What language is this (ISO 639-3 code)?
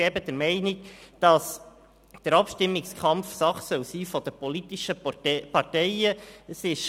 gsw